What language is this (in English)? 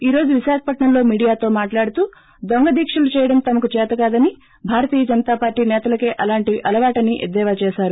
Telugu